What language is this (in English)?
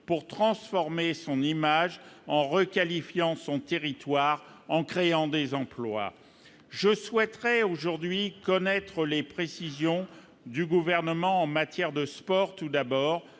French